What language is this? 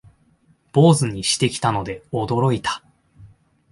Japanese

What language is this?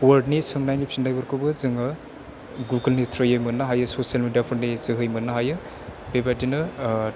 Bodo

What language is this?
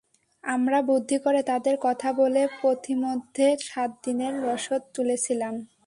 Bangla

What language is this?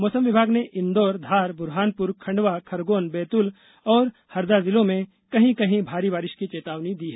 Hindi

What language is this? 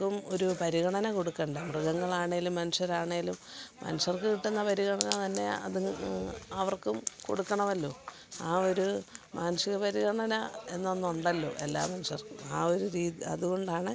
Malayalam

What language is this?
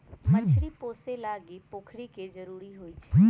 Magahi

